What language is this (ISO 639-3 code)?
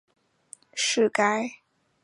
zho